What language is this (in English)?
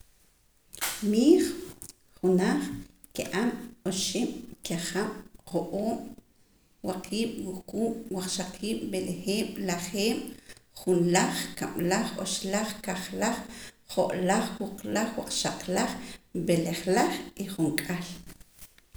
Poqomam